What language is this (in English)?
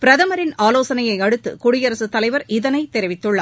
Tamil